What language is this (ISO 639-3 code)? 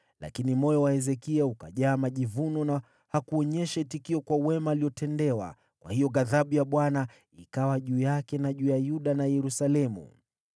swa